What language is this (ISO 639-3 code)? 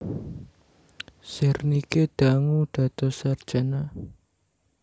jav